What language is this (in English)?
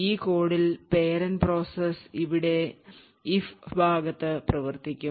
Malayalam